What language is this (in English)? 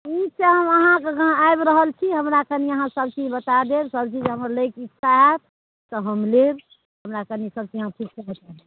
Maithili